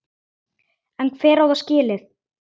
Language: Icelandic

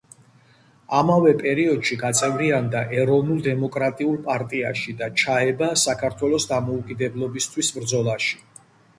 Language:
Georgian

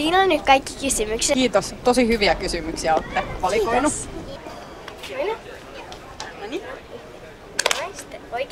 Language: Finnish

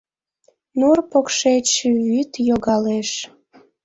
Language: Mari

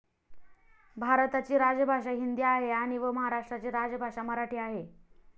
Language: Marathi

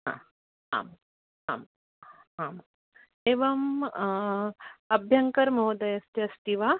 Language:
Sanskrit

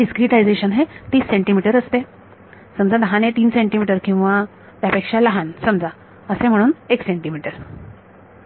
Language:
Marathi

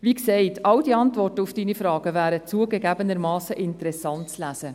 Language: Swiss German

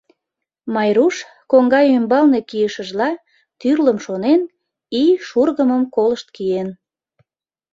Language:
Mari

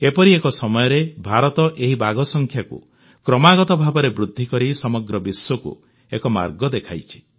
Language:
Odia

